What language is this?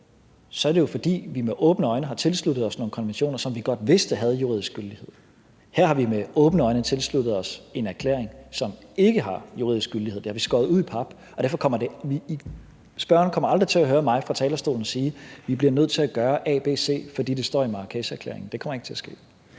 Danish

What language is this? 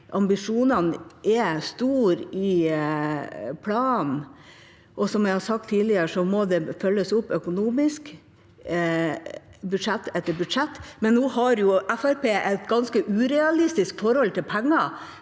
Norwegian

